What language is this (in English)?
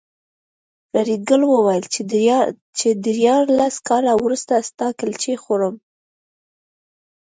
Pashto